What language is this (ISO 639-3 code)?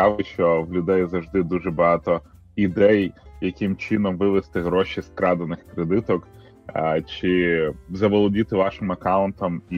ukr